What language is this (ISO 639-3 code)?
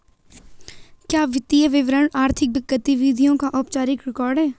hin